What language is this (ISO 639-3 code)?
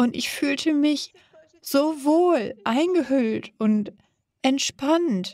deu